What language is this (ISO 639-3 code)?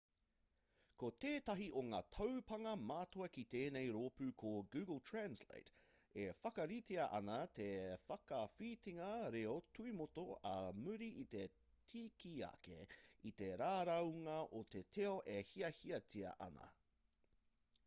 mri